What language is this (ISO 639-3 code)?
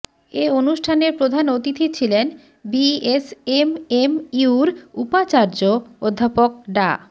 ben